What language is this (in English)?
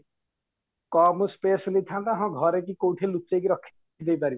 Odia